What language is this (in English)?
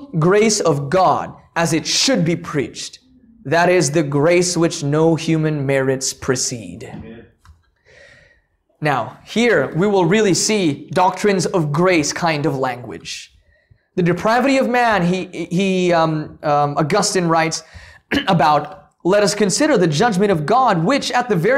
English